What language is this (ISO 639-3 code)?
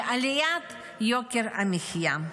heb